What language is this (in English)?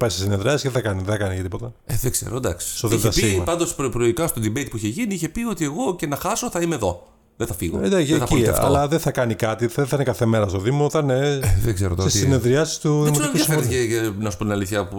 Greek